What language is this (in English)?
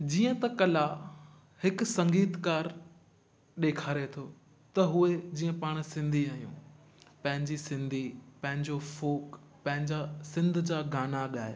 Sindhi